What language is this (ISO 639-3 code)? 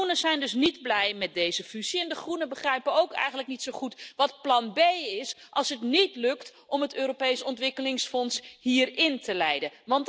nld